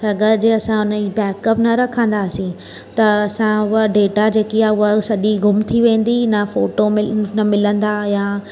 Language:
Sindhi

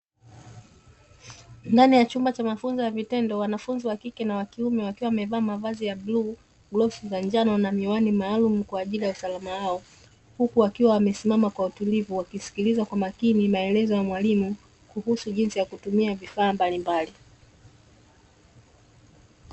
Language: Swahili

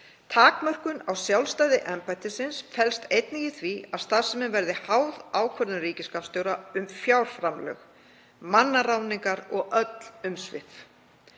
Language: Icelandic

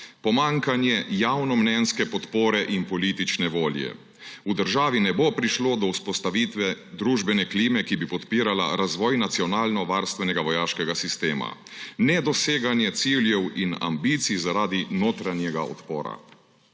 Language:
Slovenian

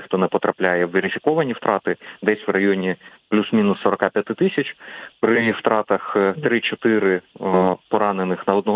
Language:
Ukrainian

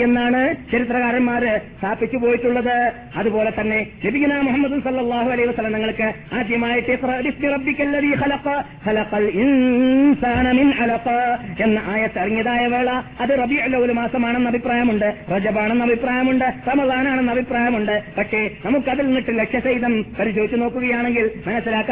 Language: Malayalam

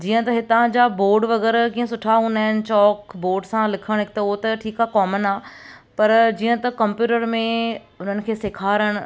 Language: Sindhi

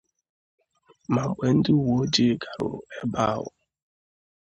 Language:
Igbo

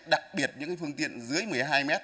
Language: Vietnamese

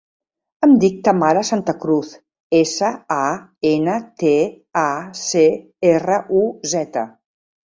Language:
Catalan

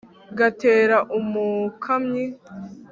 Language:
Kinyarwanda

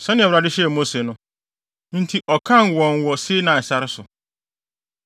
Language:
Akan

